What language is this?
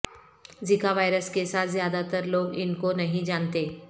Urdu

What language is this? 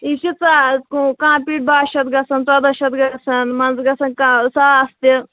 Kashmiri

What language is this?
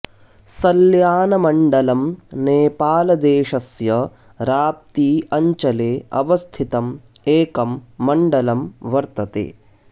Sanskrit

